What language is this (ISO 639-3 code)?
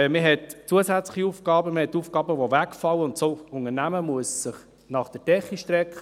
gsw